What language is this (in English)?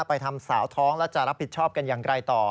Thai